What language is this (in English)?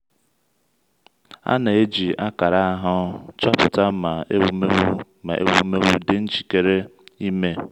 Igbo